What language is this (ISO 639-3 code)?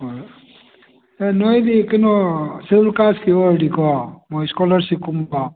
mni